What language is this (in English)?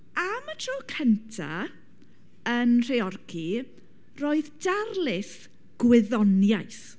Welsh